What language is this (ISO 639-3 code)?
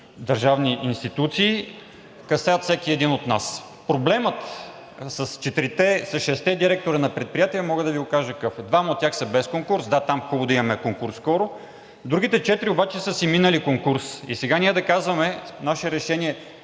bul